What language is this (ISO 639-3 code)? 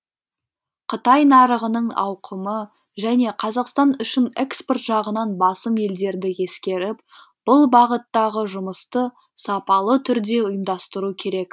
kaz